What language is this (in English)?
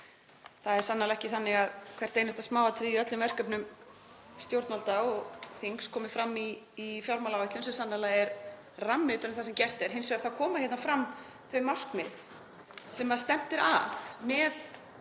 Icelandic